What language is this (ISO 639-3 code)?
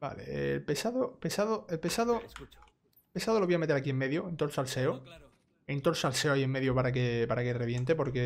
spa